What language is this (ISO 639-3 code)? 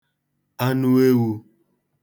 ibo